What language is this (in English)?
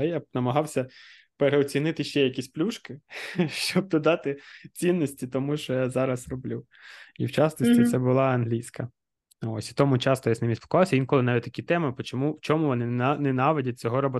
Ukrainian